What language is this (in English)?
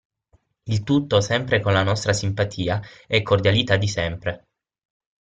Italian